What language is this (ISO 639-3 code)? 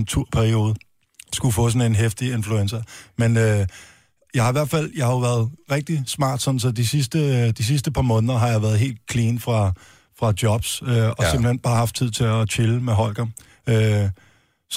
dan